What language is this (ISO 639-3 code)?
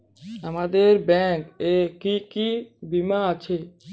ben